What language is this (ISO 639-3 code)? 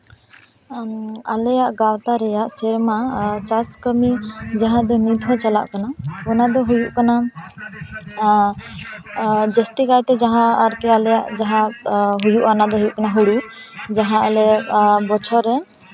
sat